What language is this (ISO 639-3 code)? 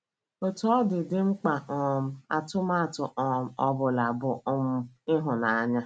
ibo